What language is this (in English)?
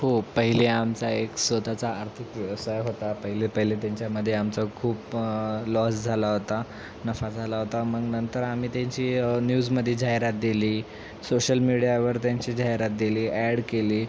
Marathi